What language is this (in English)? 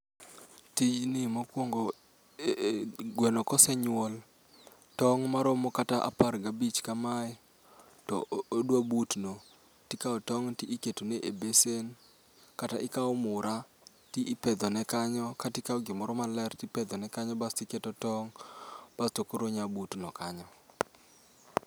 Luo (Kenya and Tanzania)